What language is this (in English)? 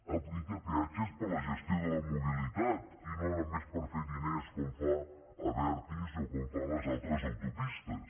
Catalan